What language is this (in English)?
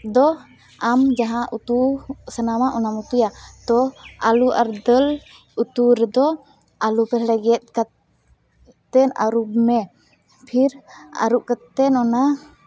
Santali